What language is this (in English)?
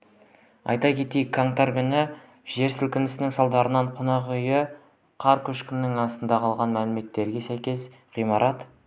Kazakh